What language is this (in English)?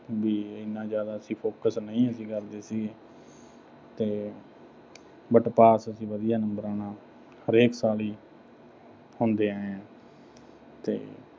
Punjabi